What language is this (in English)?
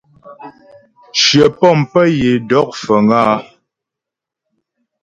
Ghomala